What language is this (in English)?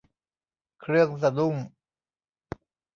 Thai